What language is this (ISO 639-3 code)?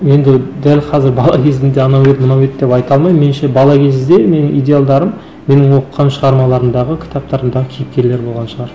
kaz